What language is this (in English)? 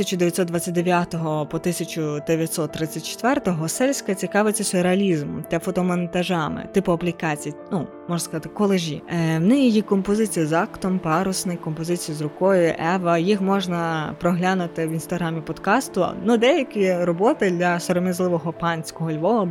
Ukrainian